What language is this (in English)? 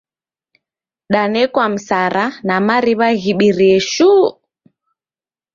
Taita